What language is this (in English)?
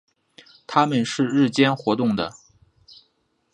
Chinese